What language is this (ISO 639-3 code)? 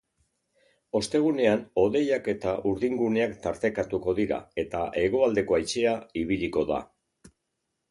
eus